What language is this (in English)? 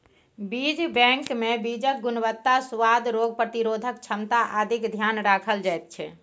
Maithili